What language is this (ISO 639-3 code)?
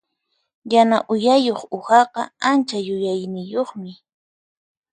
qxp